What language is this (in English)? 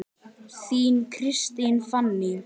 Icelandic